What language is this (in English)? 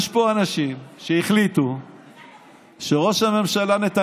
Hebrew